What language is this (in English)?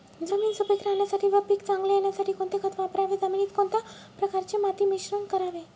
Marathi